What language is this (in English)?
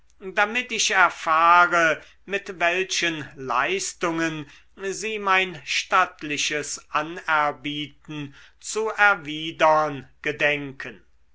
German